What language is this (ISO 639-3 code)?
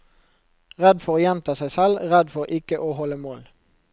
nor